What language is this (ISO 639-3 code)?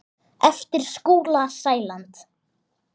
isl